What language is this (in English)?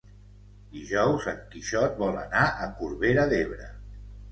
Catalan